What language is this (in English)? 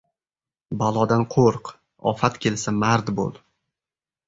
Uzbek